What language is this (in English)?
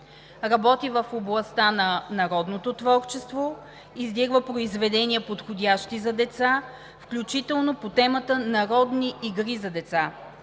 Bulgarian